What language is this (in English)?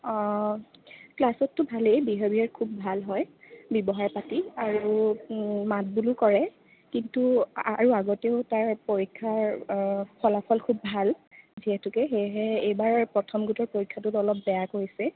Assamese